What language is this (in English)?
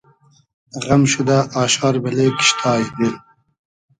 Hazaragi